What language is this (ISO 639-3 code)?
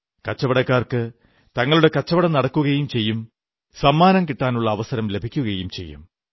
mal